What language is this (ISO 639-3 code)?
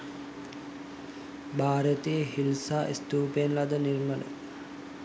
sin